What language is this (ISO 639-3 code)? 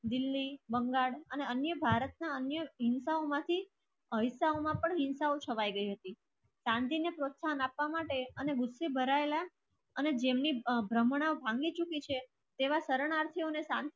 guj